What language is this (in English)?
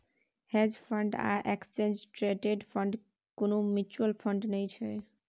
Maithili